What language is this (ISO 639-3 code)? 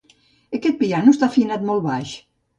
cat